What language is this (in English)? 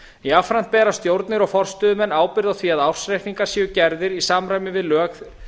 Icelandic